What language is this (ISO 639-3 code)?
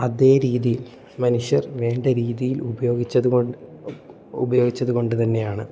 mal